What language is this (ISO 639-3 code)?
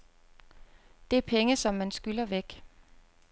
dan